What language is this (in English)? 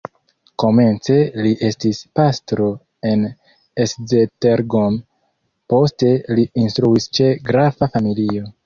Esperanto